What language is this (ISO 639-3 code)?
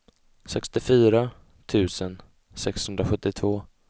swe